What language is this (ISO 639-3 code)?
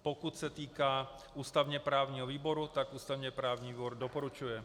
ces